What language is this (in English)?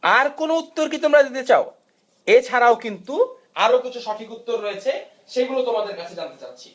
Bangla